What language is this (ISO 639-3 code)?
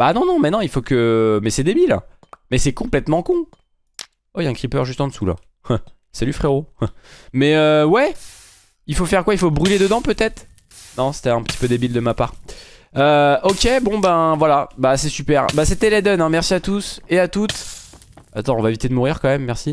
fra